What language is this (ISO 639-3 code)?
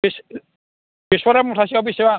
brx